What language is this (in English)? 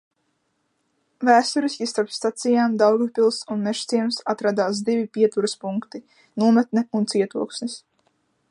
Latvian